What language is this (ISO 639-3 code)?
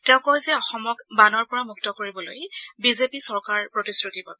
asm